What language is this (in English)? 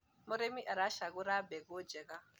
Kikuyu